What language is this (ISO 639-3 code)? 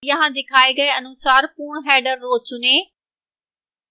hin